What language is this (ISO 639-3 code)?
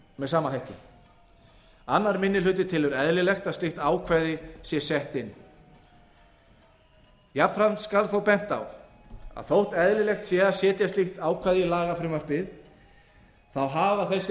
isl